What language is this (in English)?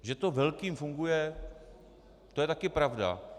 Czech